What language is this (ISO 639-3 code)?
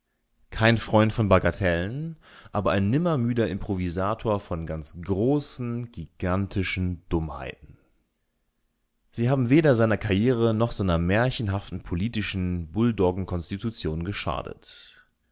deu